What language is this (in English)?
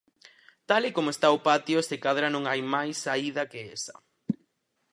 Galician